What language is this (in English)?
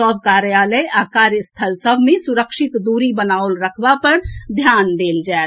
Maithili